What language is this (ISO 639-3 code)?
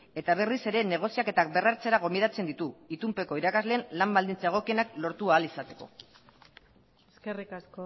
eus